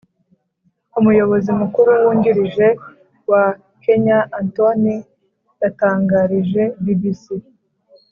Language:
Kinyarwanda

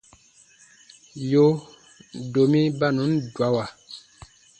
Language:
Baatonum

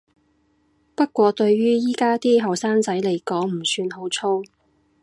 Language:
Cantonese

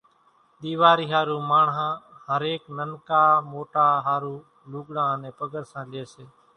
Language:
Kachi Koli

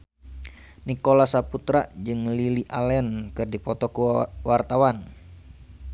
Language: Sundanese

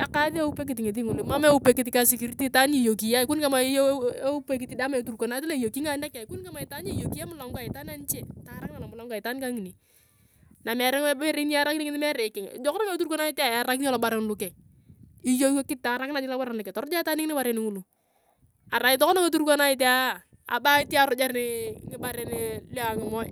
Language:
Turkana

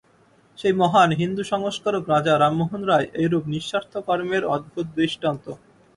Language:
Bangla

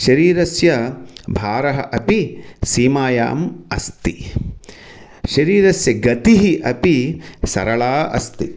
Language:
Sanskrit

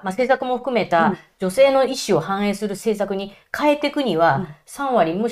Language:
Japanese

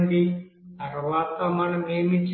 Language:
Telugu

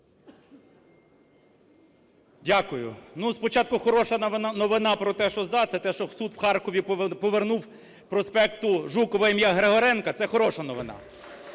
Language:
Ukrainian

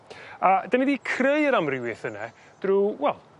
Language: Welsh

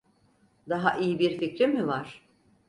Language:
Turkish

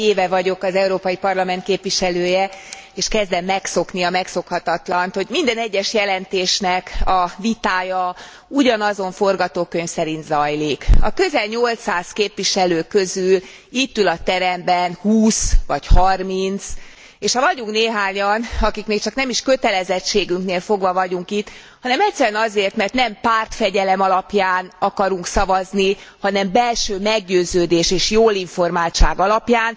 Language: Hungarian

